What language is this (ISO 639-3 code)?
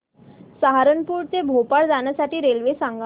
mar